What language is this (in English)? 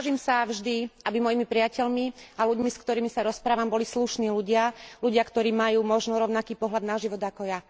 Slovak